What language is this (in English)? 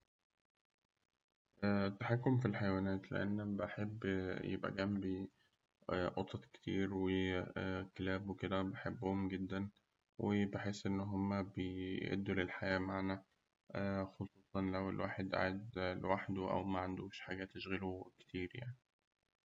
Egyptian Arabic